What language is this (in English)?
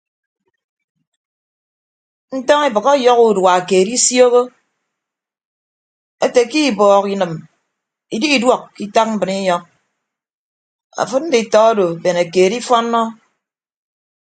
Ibibio